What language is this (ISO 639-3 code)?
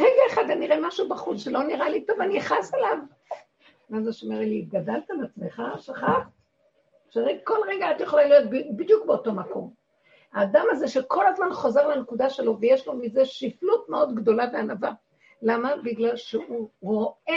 heb